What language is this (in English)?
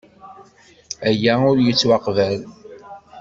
Kabyle